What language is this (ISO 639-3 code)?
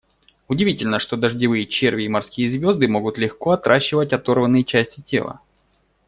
rus